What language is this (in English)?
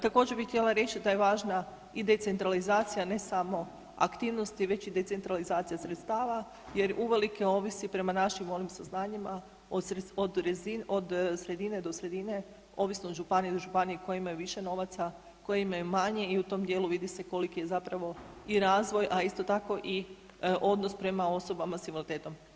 Croatian